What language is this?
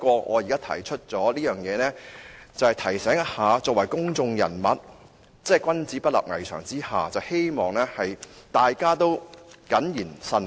Cantonese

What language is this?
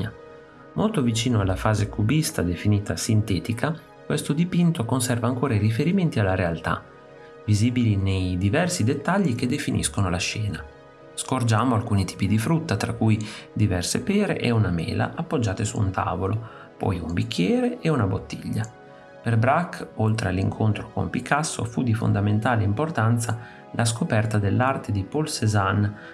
Italian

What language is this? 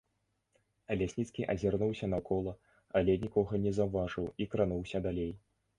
Belarusian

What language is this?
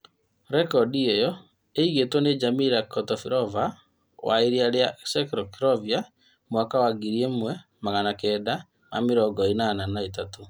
Kikuyu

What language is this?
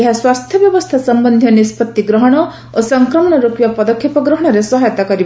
Odia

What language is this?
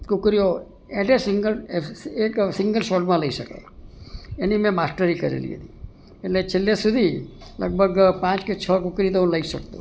Gujarati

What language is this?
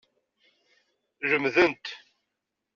Kabyle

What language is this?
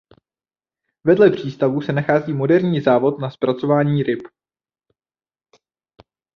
Czech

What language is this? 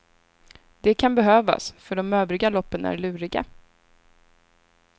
Swedish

